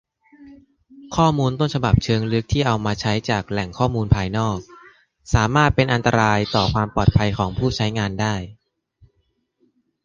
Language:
Thai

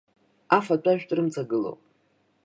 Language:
Abkhazian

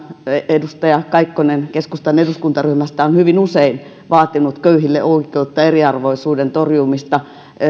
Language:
Finnish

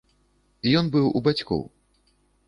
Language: Belarusian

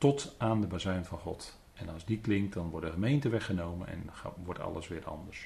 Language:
Dutch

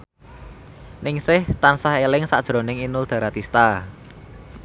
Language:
Javanese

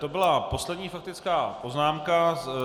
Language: Czech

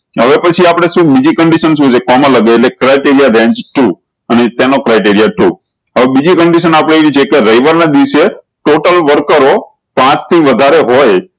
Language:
Gujarati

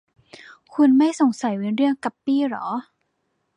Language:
Thai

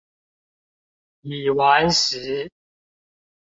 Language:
Chinese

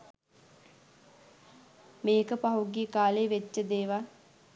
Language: Sinhala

